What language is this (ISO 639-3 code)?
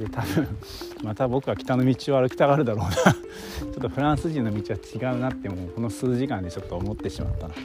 jpn